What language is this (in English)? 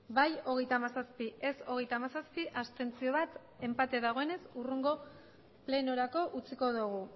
Basque